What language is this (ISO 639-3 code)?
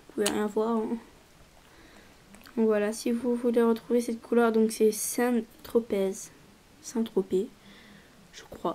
fra